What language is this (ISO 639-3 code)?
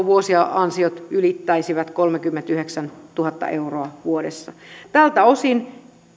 fin